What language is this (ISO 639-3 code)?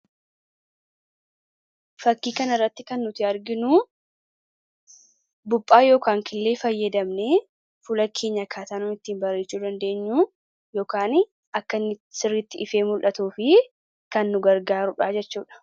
orm